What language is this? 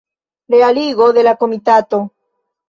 Esperanto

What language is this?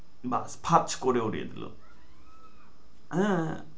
Bangla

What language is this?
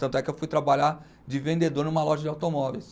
Portuguese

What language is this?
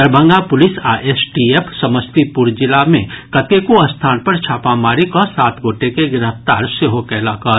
Maithili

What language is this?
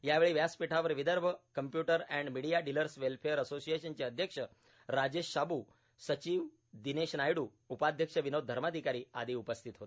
Marathi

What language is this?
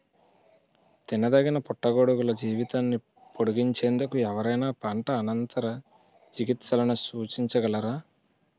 Telugu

